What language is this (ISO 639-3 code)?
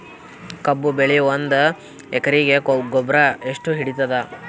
kan